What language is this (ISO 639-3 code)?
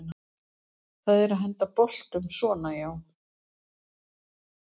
isl